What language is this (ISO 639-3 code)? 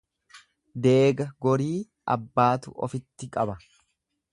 orm